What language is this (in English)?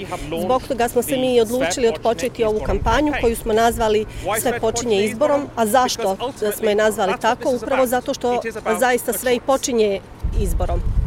Croatian